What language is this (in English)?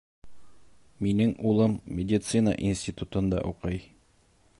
Bashkir